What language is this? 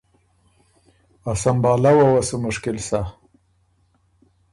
Ormuri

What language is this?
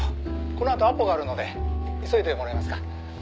Japanese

